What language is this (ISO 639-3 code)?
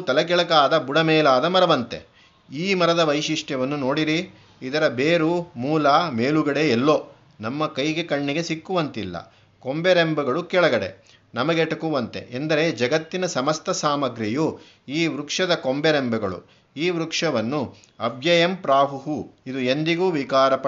kan